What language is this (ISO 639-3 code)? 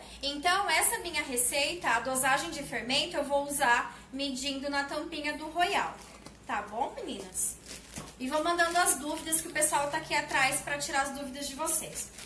por